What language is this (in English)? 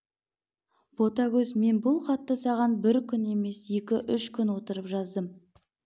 Kazakh